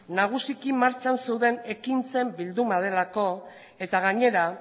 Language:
Basque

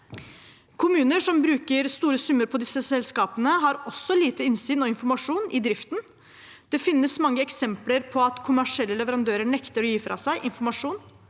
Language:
Norwegian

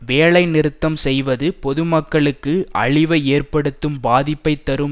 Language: Tamil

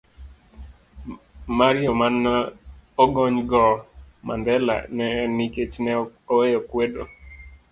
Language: Luo (Kenya and Tanzania)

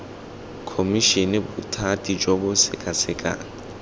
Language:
Tswana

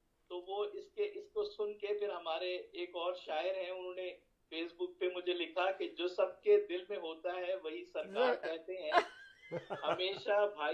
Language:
Urdu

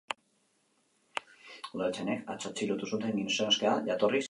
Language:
Basque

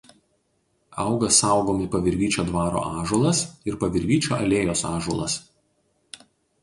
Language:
Lithuanian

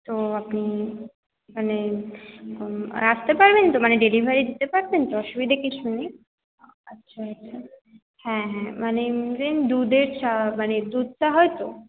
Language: Bangla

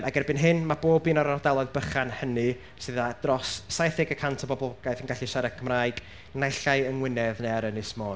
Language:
Welsh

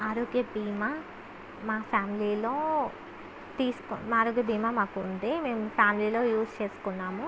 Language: Telugu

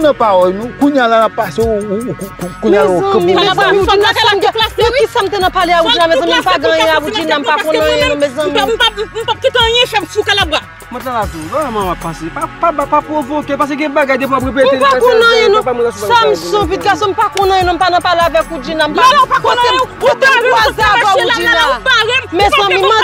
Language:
French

